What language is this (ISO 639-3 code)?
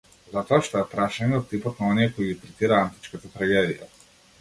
mkd